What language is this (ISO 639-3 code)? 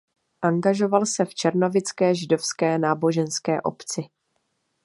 ces